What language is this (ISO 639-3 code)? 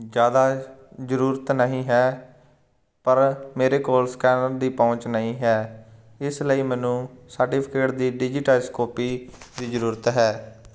pan